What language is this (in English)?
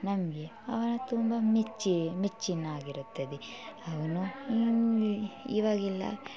Kannada